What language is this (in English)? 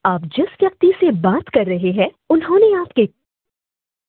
Maithili